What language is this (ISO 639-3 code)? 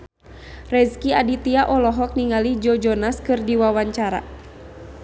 sun